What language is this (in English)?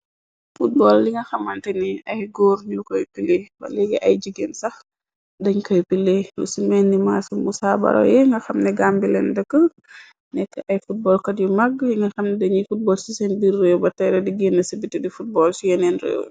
Wolof